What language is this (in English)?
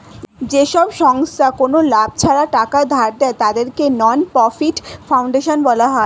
Bangla